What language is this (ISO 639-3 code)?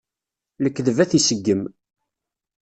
kab